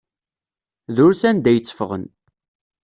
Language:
Kabyle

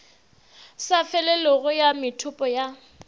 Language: Northern Sotho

